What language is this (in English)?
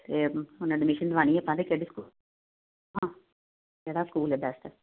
Punjabi